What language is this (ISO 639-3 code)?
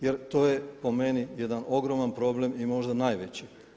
hrv